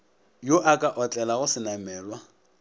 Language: Northern Sotho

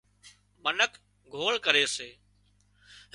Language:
Wadiyara Koli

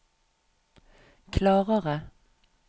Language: Norwegian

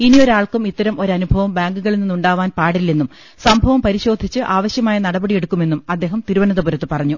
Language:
Malayalam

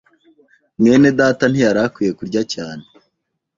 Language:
Kinyarwanda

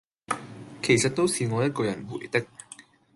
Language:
Cantonese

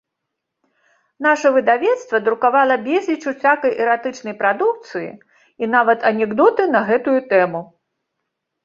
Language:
Belarusian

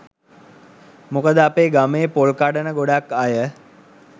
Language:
Sinhala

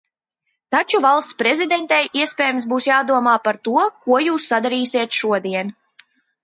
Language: Latvian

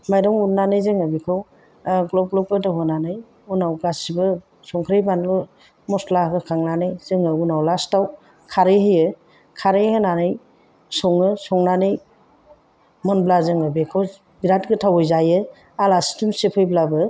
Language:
Bodo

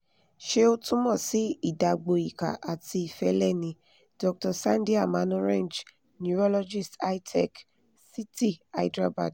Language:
Yoruba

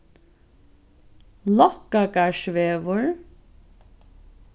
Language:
Faroese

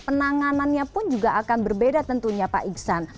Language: Indonesian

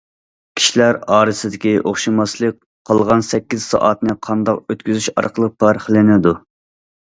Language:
Uyghur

